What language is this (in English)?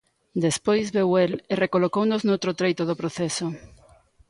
Galician